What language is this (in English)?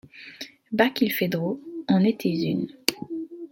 French